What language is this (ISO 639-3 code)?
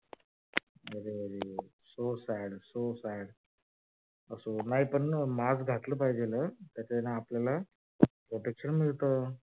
mar